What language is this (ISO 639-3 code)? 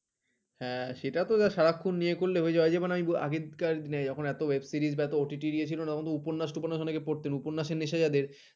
ben